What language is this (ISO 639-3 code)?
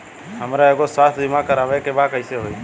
bho